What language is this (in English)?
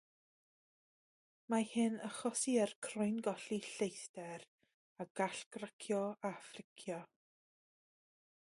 Welsh